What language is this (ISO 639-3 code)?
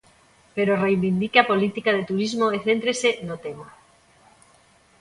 glg